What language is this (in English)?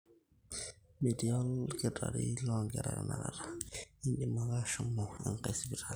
Masai